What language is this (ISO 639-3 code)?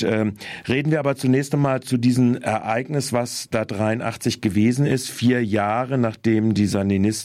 deu